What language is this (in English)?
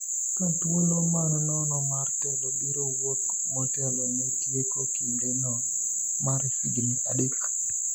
Luo (Kenya and Tanzania)